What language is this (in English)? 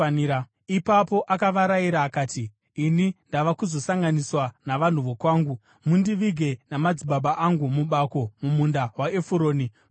Shona